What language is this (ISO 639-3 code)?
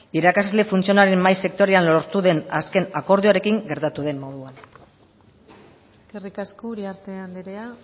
eus